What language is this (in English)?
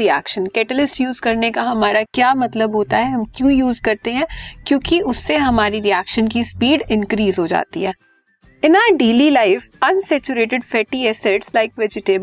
Hindi